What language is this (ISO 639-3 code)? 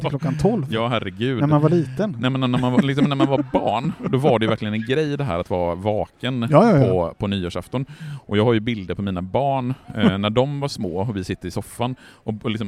swe